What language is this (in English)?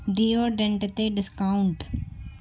Sindhi